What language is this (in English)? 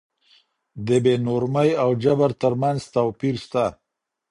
Pashto